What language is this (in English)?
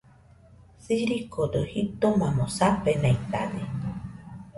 Nüpode Huitoto